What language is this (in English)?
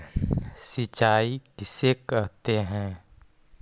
Magahi